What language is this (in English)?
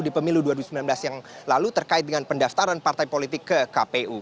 Indonesian